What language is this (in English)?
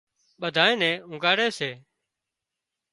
Wadiyara Koli